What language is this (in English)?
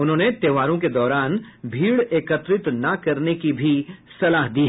Hindi